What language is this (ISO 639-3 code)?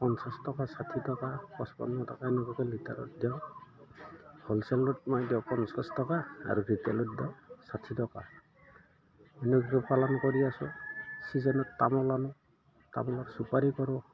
asm